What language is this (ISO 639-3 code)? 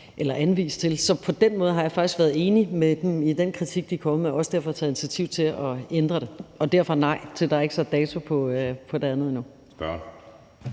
dan